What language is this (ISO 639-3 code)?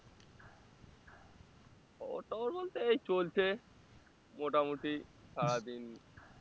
ben